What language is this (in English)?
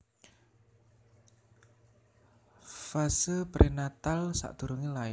Javanese